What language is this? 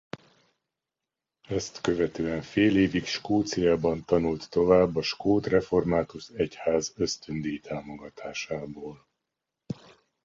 Hungarian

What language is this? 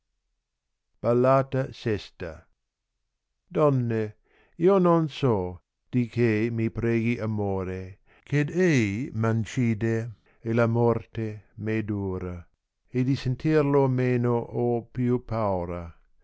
Italian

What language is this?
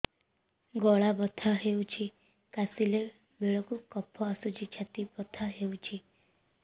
Odia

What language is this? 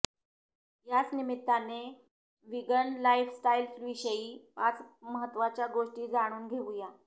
Marathi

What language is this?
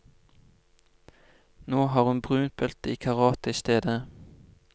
Norwegian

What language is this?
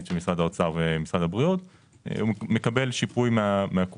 Hebrew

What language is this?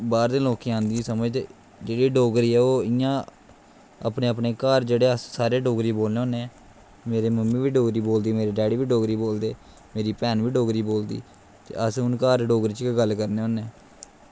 Dogri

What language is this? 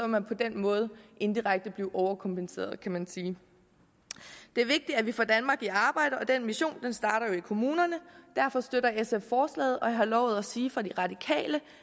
Danish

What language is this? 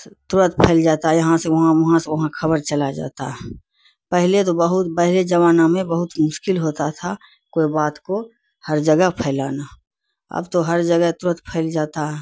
Urdu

